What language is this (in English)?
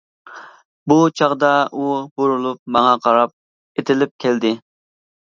Uyghur